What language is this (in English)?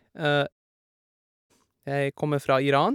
Norwegian